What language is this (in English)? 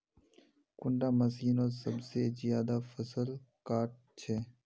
Magahi